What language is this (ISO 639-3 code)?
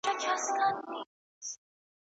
pus